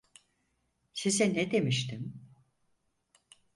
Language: Turkish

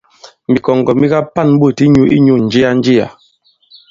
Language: Bankon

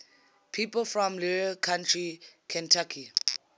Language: English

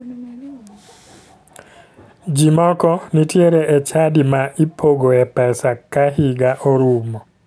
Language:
Luo (Kenya and Tanzania)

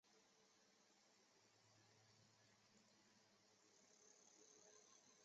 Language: Chinese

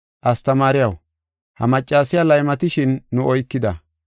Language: Gofa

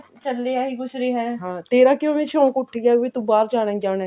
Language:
Punjabi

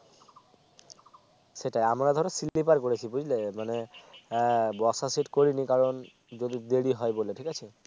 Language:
Bangla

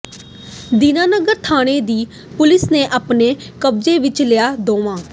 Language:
Punjabi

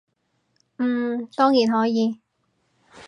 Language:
Cantonese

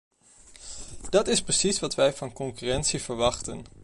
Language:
Dutch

